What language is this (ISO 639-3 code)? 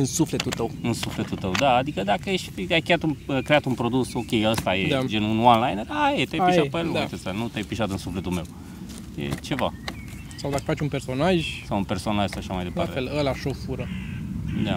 ron